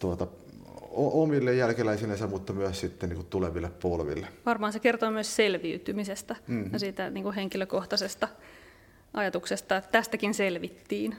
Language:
Finnish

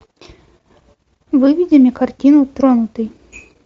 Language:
Russian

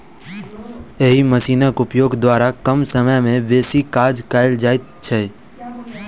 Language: Maithili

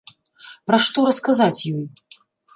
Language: Belarusian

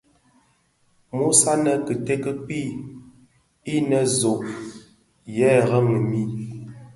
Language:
Bafia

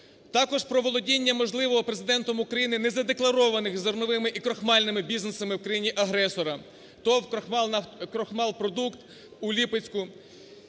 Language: Ukrainian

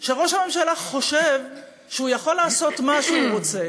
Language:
Hebrew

